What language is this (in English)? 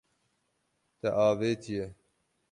Kurdish